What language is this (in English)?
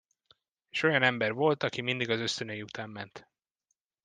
Hungarian